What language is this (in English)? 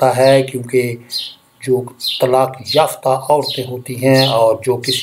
Hindi